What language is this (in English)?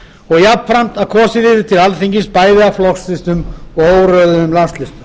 Icelandic